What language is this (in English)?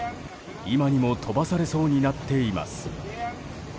Japanese